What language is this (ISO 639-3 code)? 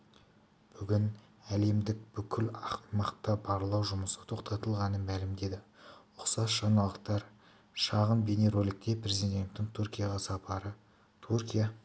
kaz